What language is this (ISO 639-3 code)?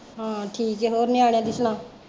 pan